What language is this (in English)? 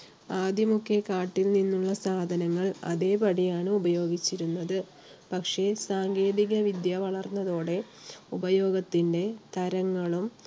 Malayalam